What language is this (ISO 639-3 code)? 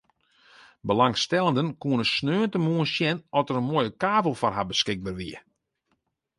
fry